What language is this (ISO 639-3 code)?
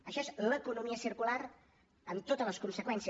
cat